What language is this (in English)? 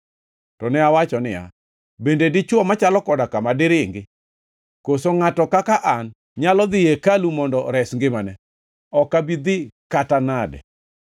Luo (Kenya and Tanzania)